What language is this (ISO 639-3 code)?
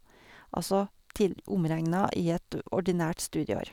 nor